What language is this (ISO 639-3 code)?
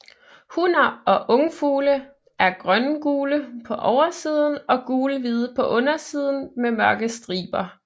dan